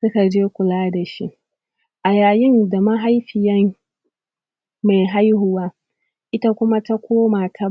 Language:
Hausa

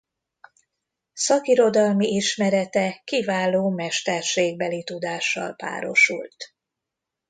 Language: Hungarian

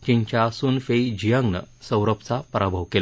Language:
Marathi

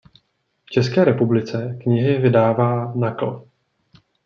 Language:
Czech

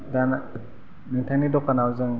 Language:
Bodo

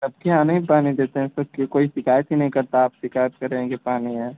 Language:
Hindi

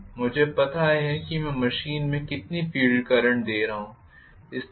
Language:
Hindi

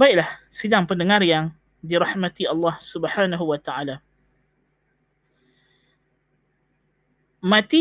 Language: Malay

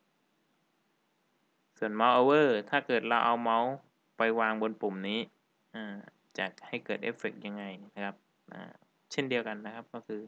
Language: Thai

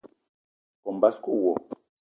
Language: Eton (Cameroon)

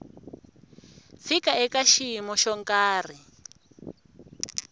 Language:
Tsonga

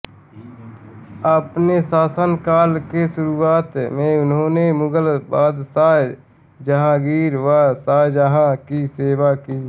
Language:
Hindi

